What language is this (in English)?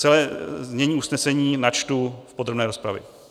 Czech